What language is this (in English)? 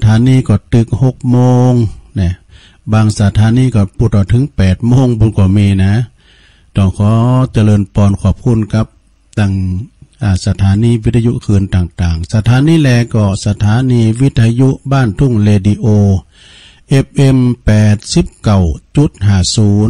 Thai